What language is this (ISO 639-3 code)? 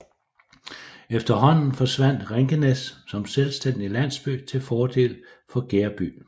dan